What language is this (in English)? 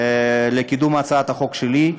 Hebrew